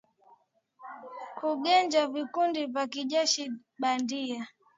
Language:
Swahili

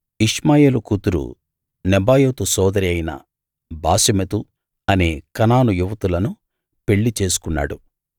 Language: Telugu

